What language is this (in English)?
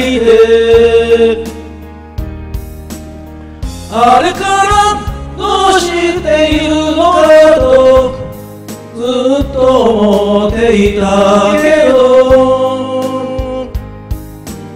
Arabic